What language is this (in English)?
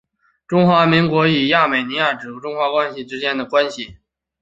Chinese